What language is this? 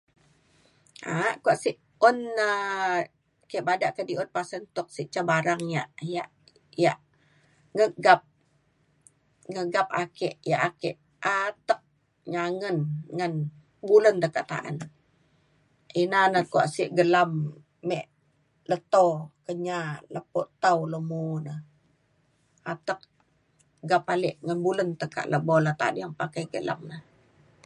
Mainstream Kenyah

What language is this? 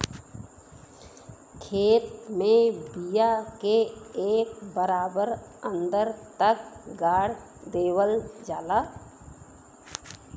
Bhojpuri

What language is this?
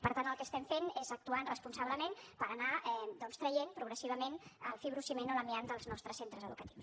Catalan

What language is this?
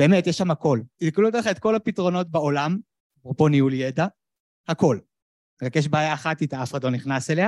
Hebrew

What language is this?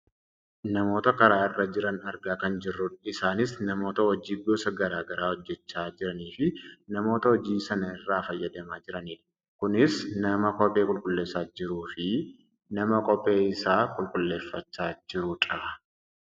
Oromo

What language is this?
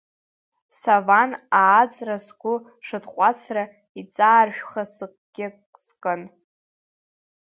Abkhazian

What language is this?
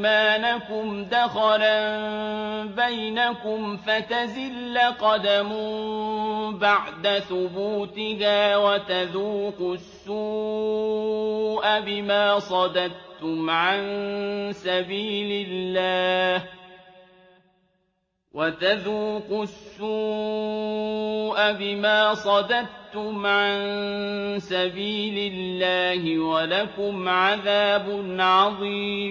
Arabic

